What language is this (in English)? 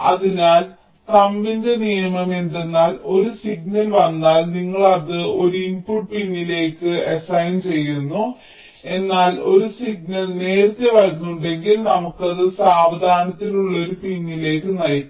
Malayalam